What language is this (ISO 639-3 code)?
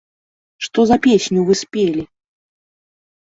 bel